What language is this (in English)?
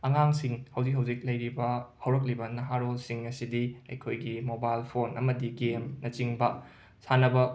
Manipuri